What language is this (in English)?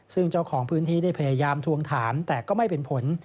Thai